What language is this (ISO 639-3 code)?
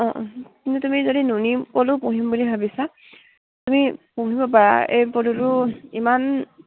asm